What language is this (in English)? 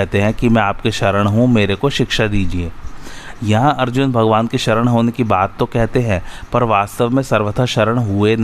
Hindi